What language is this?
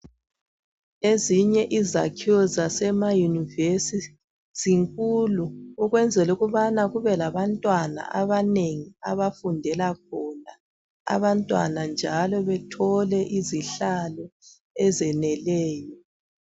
North Ndebele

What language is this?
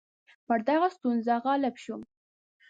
Pashto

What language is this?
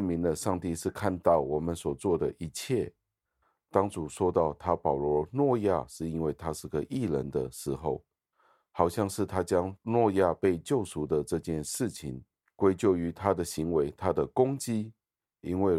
Chinese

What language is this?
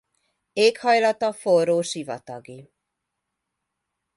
Hungarian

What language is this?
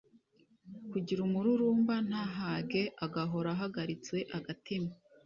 Kinyarwanda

